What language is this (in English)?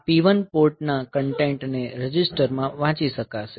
Gujarati